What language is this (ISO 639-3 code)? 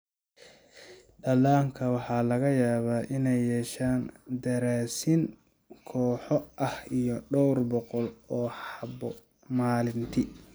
som